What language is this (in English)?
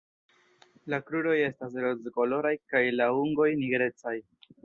Esperanto